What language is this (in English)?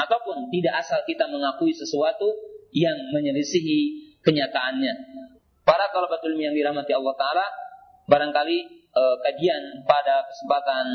Indonesian